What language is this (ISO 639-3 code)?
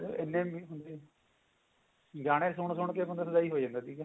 pan